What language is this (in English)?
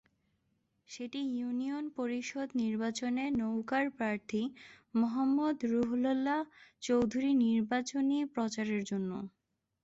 Bangla